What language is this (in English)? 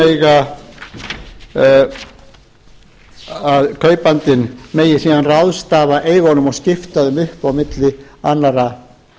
Icelandic